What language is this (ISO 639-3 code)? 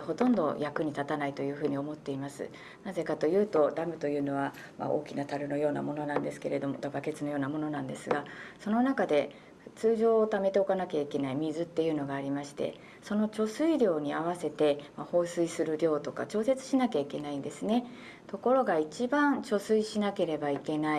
jpn